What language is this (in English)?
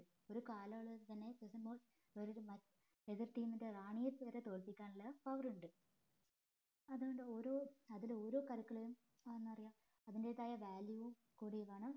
Malayalam